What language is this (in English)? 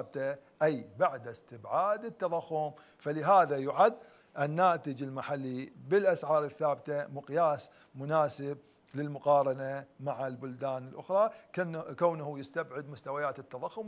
Arabic